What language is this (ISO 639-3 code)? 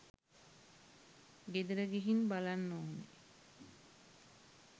sin